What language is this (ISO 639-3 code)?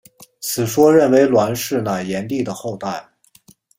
zho